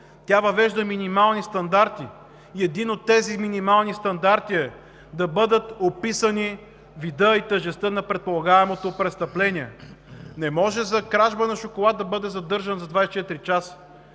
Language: Bulgarian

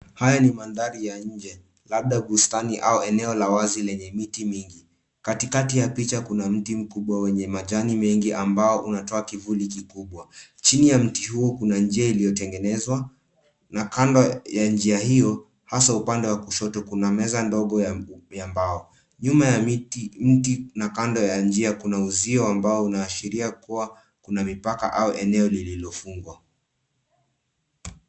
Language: Swahili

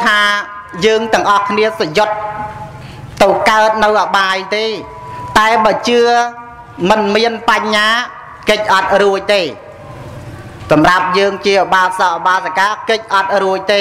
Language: Vietnamese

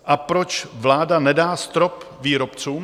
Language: Czech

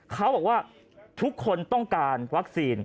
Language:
Thai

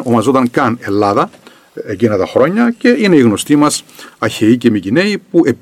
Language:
Greek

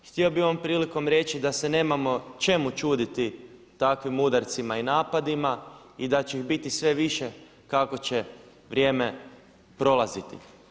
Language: Croatian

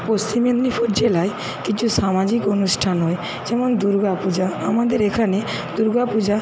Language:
Bangla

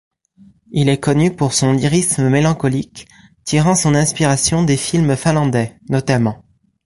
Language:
French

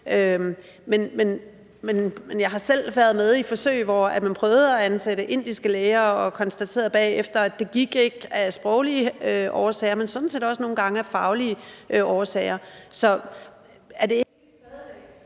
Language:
Danish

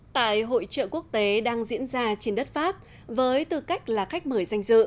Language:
Vietnamese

